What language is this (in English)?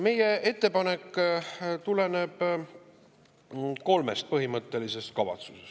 Estonian